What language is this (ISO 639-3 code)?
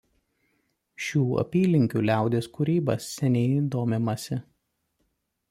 lit